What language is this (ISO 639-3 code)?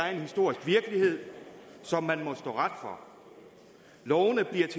dan